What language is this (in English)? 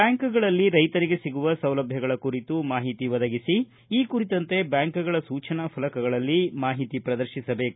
Kannada